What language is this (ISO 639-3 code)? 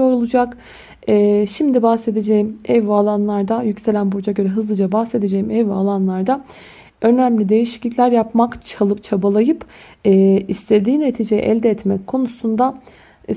tur